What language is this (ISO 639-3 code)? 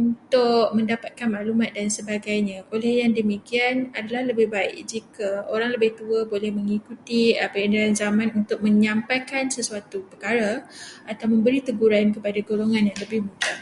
msa